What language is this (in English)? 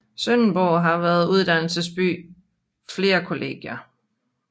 Danish